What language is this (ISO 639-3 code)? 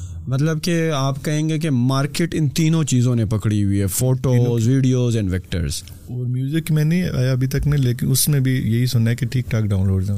urd